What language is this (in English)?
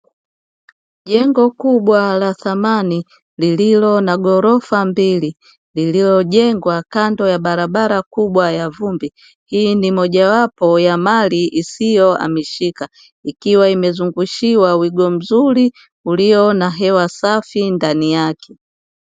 Swahili